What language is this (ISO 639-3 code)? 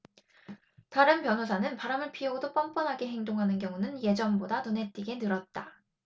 kor